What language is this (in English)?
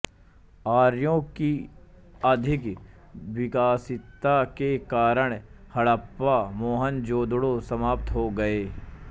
Hindi